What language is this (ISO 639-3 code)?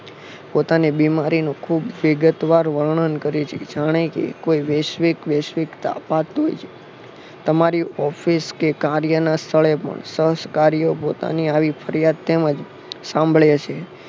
guj